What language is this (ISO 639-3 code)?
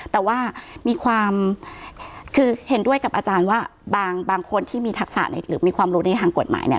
tha